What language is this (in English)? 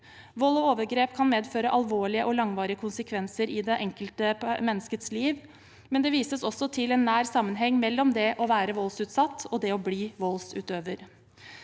Norwegian